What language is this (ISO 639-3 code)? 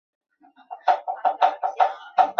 zho